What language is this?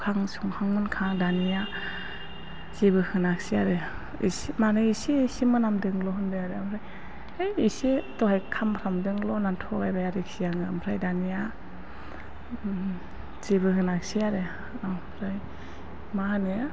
Bodo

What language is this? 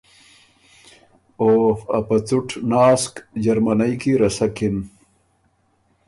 Ormuri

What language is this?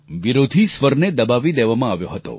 Gujarati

